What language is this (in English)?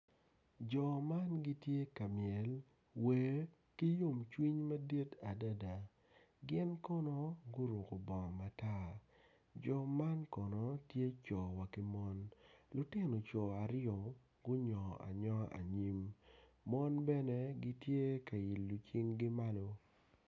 Acoli